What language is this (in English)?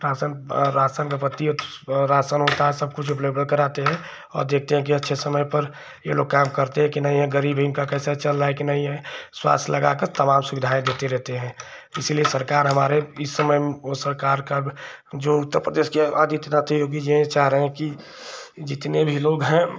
Hindi